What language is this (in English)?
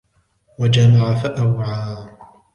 Arabic